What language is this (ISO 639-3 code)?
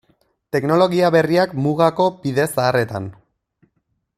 eus